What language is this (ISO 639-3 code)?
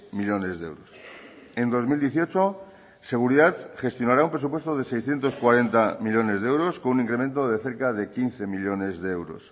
spa